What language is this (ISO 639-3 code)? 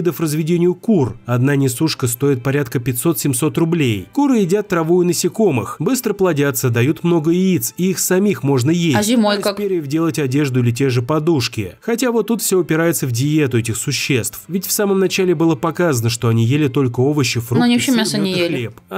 rus